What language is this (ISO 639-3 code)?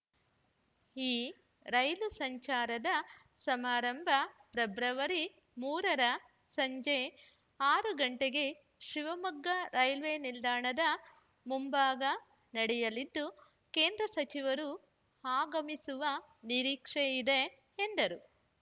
kan